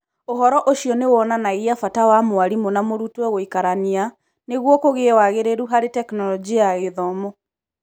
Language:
Kikuyu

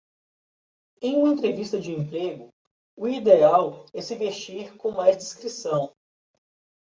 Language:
Portuguese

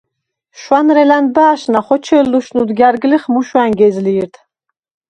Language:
Svan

